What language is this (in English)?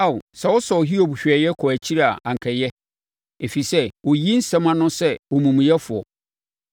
Akan